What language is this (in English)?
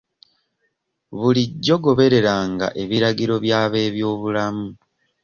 Ganda